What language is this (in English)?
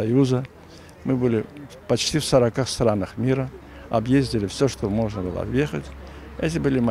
Russian